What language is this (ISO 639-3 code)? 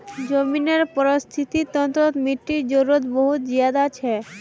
mag